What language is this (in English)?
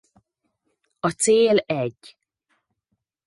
Hungarian